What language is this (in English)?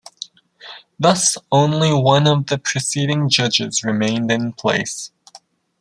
English